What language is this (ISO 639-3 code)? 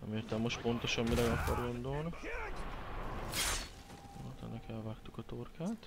hun